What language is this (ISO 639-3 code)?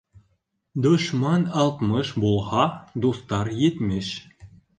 bak